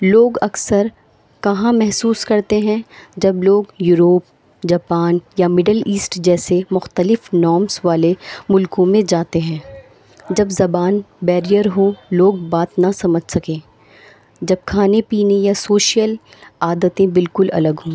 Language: Urdu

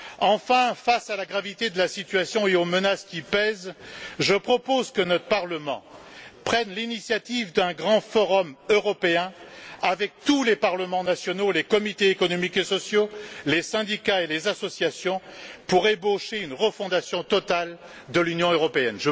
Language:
French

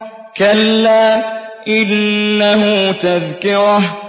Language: Arabic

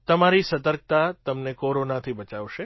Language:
Gujarati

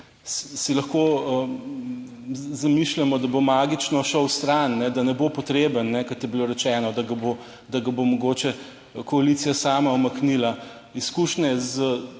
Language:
Slovenian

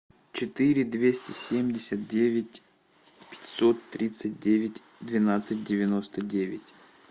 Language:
Russian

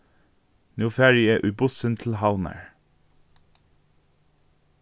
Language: Faroese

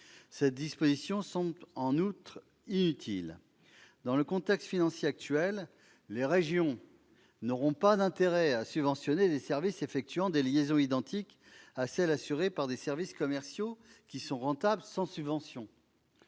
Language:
French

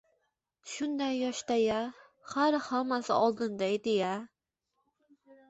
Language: Uzbek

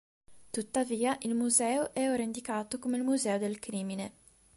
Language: Italian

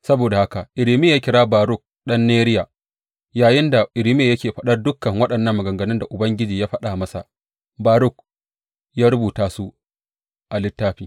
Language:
Hausa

